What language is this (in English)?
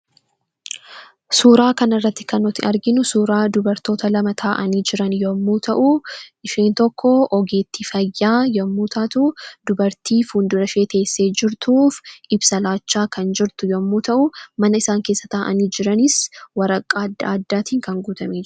Oromo